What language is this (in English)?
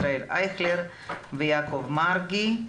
Hebrew